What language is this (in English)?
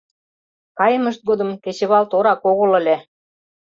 Mari